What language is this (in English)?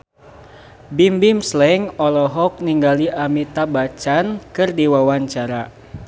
Sundanese